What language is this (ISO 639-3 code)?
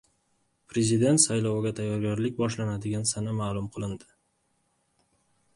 uzb